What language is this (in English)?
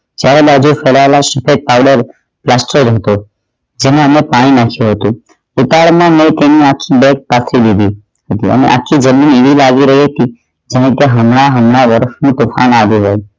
Gujarati